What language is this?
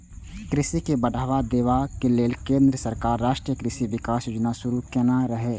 Maithili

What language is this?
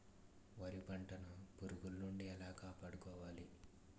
Telugu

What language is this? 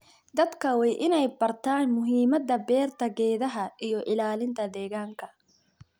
Somali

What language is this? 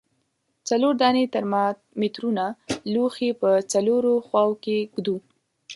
Pashto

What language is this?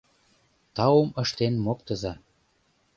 Mari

